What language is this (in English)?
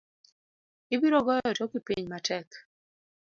Luo (Kenya and Tanzania)